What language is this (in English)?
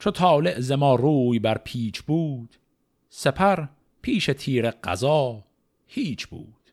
Persian